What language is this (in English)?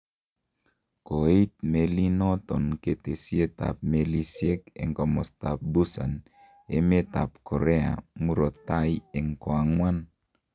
Kalenjin